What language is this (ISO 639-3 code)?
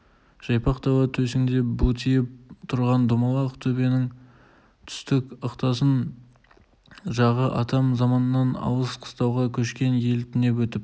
kaz